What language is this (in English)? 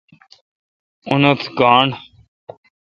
Kalkoti